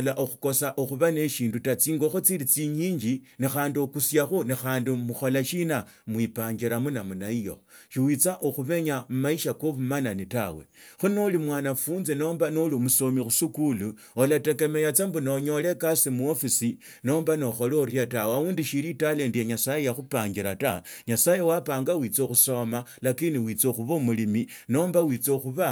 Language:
Tsotso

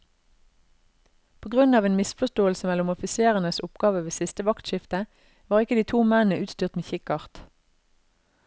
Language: Norwegian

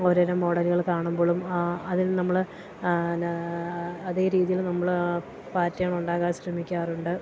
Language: Malayalam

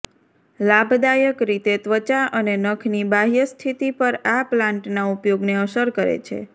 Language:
Gujarati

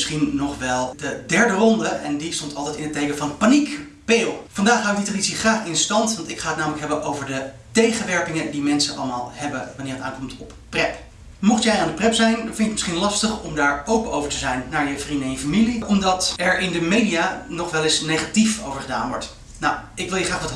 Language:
Dutch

